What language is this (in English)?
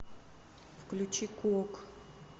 Russian